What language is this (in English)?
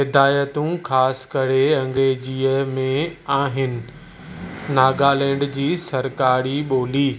Sindhi